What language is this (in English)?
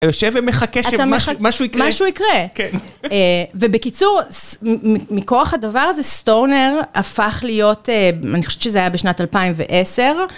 Hebrew